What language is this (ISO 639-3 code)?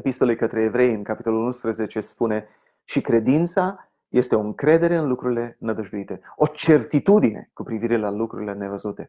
ron